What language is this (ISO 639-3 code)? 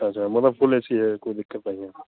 hin